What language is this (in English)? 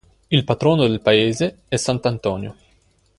Italian